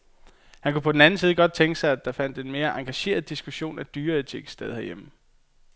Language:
Danish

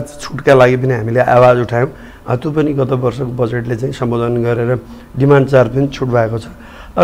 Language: Korean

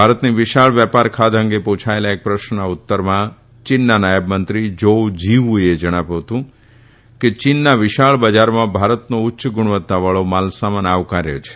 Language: Gujarati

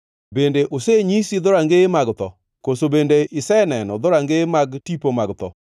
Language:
Luo (Kenya and Tanzania)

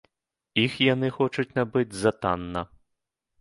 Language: Belarusian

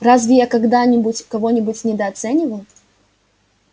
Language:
Russian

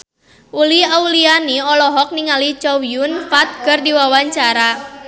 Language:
Sundanese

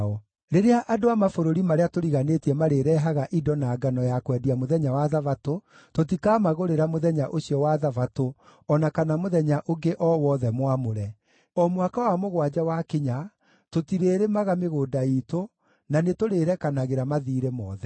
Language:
Kikuyu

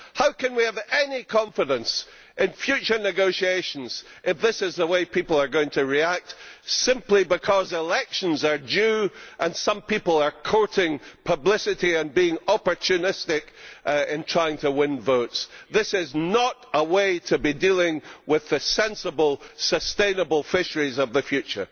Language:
English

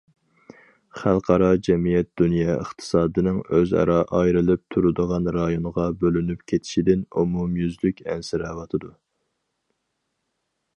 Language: Uyghur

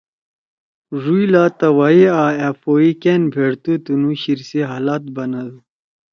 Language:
Torwali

